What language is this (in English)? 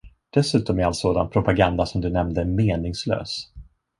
Swedish